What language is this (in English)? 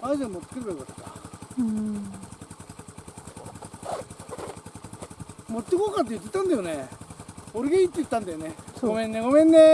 Japanese